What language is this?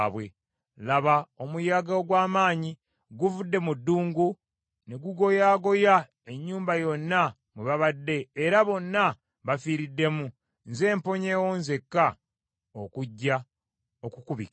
Ganda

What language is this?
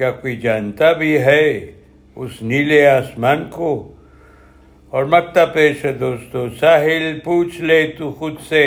Urdu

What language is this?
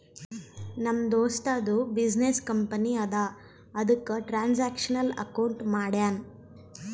Kannada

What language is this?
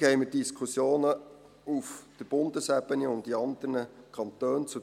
Swiss German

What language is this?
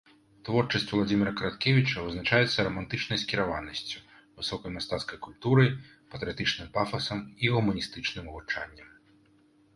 Belarusian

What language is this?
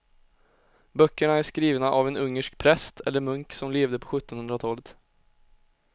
Swedish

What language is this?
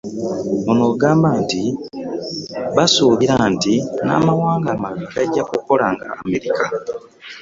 Ganda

